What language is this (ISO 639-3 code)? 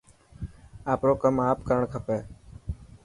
mki